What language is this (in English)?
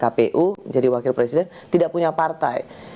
Indonesian